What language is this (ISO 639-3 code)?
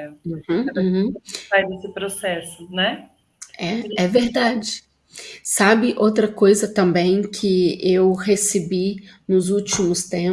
por